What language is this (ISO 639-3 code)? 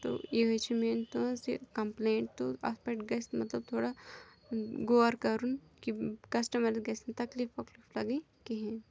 kas